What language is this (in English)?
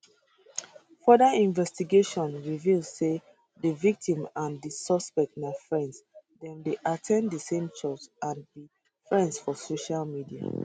Nigerian Pidgin